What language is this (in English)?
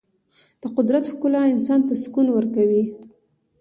Pashto